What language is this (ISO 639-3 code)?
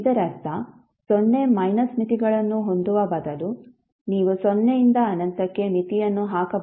kan